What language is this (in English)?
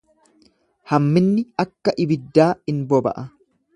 Oromo